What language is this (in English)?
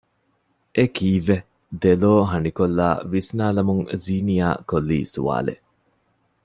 Divehi